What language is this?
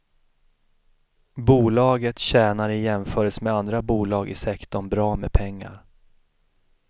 Swedish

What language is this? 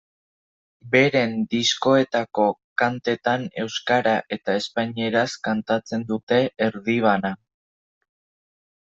Basque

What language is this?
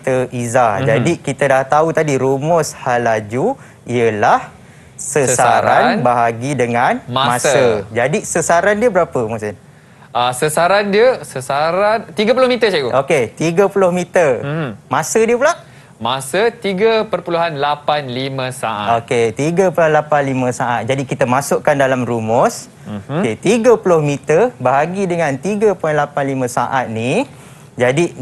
Malay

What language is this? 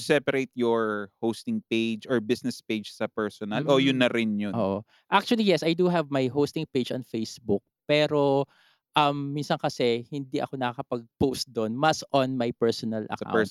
Filipino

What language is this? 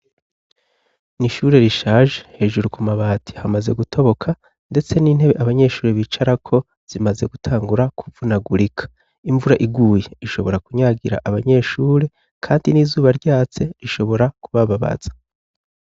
Rundi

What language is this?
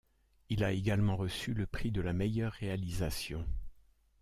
French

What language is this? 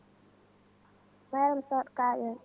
Fula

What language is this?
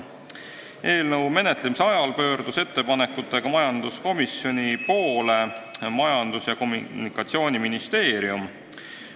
Estonian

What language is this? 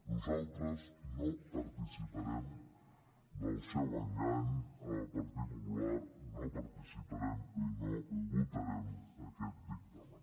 Catalan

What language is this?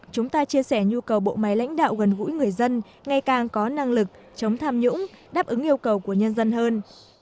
Vietnamese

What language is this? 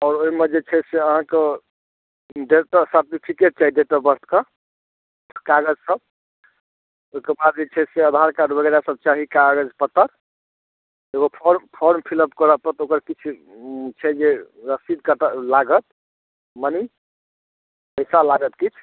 Maithili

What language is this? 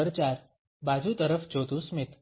Gujarati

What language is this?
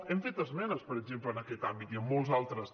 Catalan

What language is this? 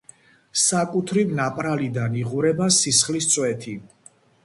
Georgian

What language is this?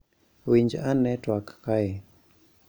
Luo (Kenya and Tanzania)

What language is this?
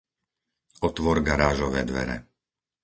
Slovak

